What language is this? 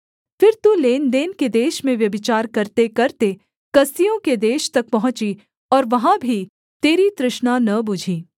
Hindi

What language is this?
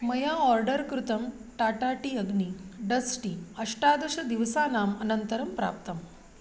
Sanskrit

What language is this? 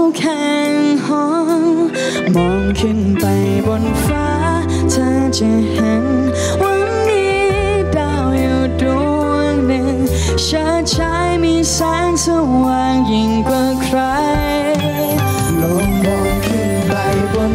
Thai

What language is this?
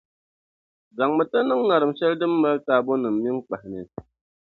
Dagbani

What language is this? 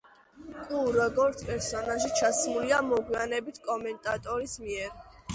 Georgian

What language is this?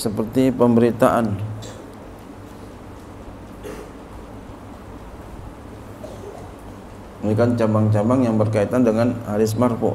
Indonesian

